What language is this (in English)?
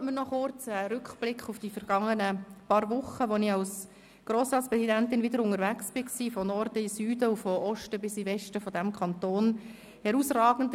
Swiss German